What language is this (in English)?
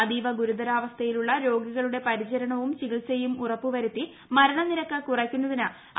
Malayalam